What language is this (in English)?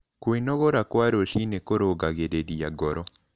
Kikuyu